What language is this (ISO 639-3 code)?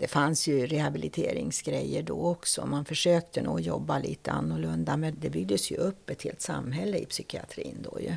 swe